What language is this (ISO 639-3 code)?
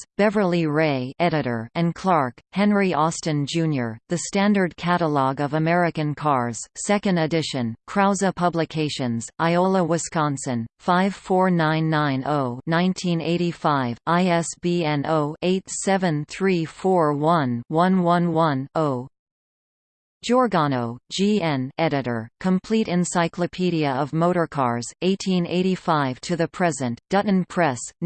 eng